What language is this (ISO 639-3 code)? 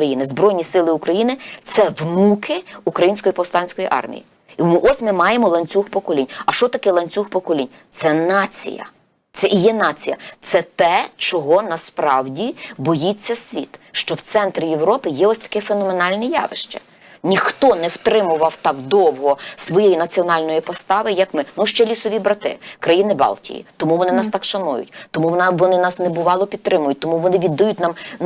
ukr